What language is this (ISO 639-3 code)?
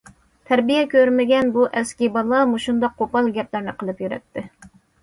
uig